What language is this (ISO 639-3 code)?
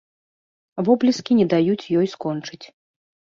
bel